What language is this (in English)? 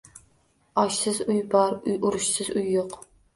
Uzbek